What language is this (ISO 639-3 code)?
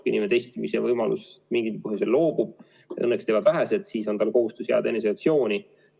est